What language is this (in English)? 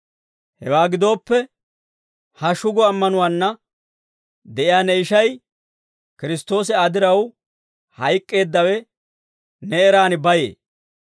Dawro